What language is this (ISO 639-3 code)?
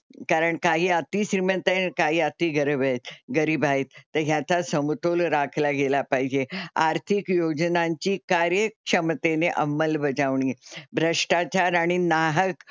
mar